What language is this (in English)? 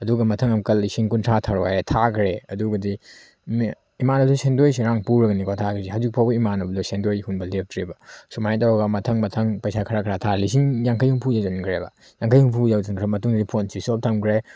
Manipuri